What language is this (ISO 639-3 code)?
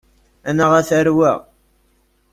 kab